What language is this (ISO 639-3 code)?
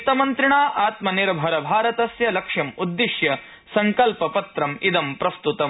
san